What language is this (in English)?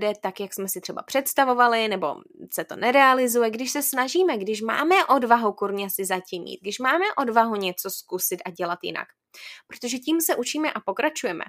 Czech